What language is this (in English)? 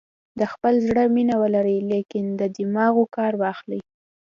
Pashto